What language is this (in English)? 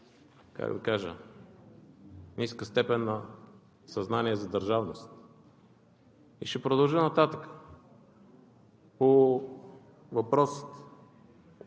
Bulgarian